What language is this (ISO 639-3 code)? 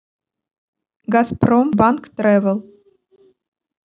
rus